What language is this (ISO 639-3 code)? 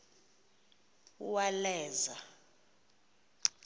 xho